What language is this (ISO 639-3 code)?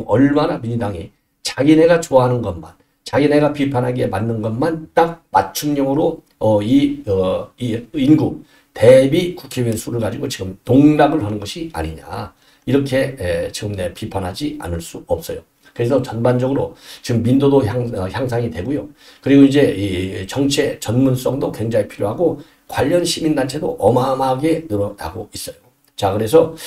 kor